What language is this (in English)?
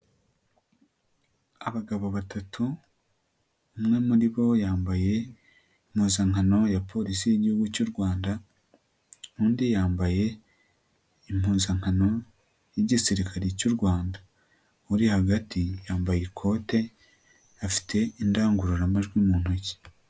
Kinyarwanda